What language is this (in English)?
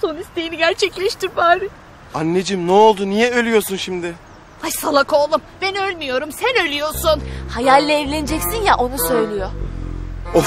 Turkish